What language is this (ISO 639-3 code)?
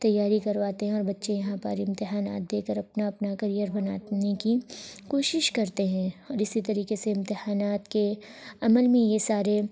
urd